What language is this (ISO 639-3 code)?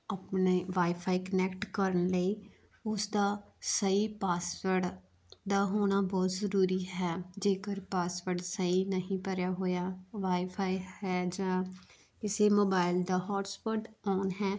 pan